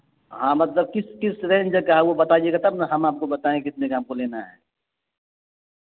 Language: Urdu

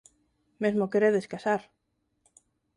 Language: Galician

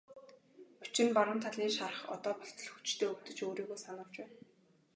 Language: Mongolian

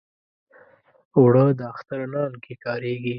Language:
Pashto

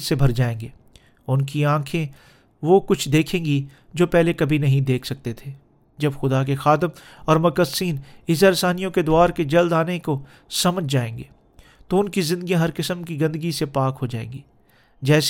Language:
Urdu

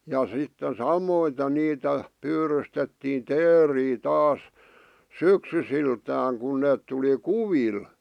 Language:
Finnish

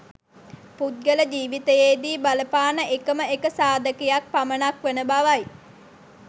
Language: Sinhala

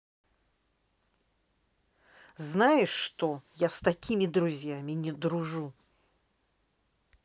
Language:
Russian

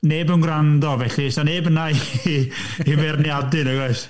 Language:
Welsh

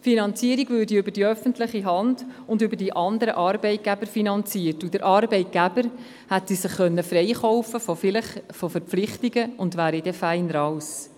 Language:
Swiss German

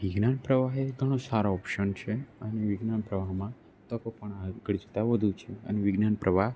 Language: Gujarati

